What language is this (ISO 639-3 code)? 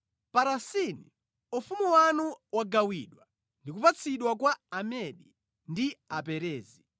nya